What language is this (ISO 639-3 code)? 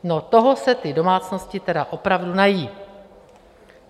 ces